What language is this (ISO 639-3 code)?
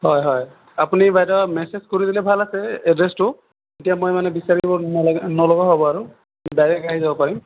asm